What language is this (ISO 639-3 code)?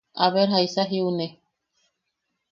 yaq